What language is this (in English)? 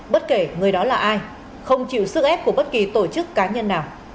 Vietnamese